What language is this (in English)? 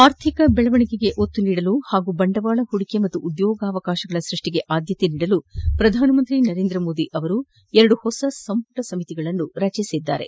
Kannada